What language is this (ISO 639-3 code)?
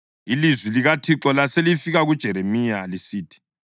nde